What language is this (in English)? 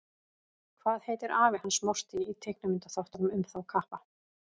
Icelandic